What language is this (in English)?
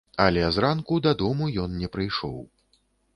Belarusian